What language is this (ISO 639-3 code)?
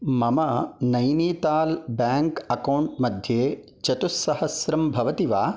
san